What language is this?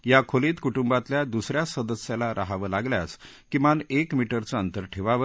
Marathi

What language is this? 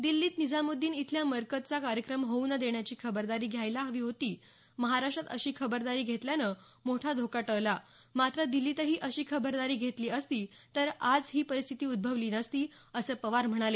Marathi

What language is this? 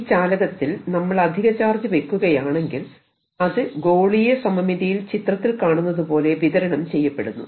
Malayalam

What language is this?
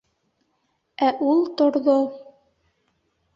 Bashkir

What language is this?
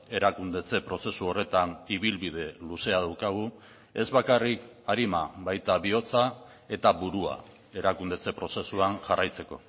Basque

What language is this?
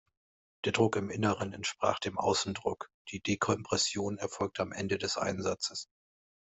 German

